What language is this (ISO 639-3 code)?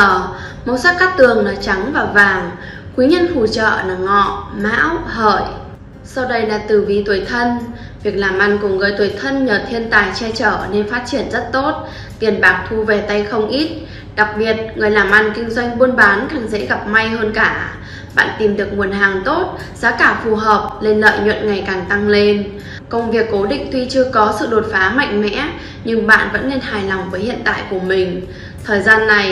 vie